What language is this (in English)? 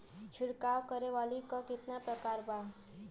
Bhojpuri